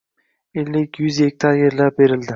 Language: Uzbek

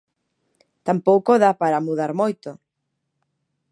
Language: Galician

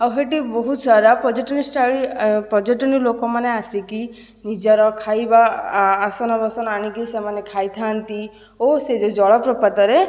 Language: Odia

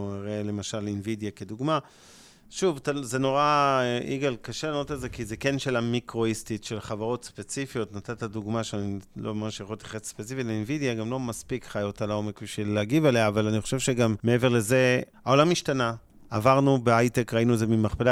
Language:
Hebrew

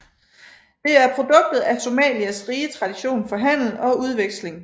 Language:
Danish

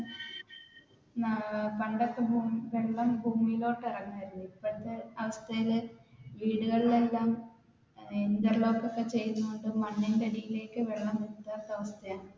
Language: Malayalam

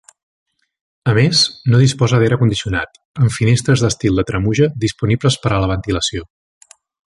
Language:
Catalan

